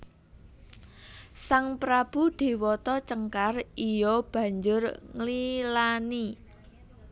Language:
Javanese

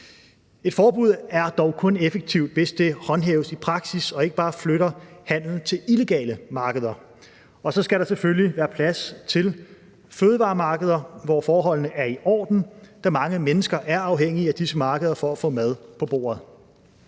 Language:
Danish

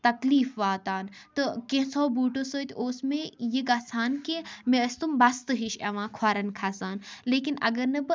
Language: Kashmiri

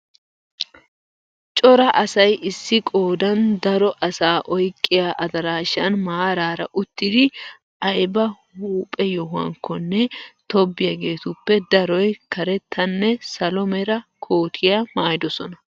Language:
Wolaytta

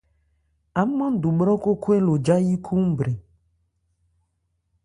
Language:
Ebrié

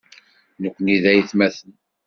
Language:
Kabyle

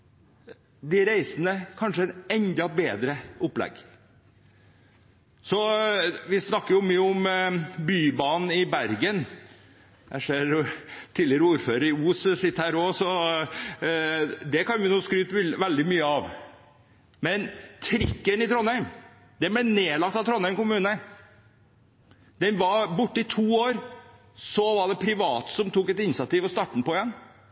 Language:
Norwegian Bokmål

